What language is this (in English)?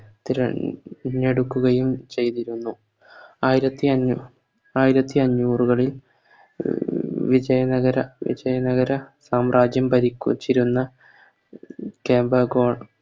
Malayalam